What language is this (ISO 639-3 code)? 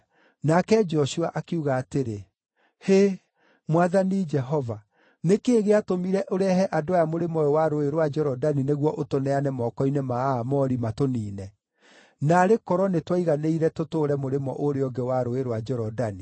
kik